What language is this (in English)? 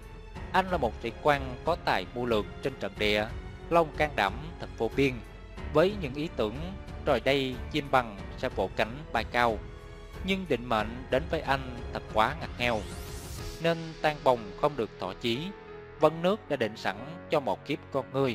Vietnamese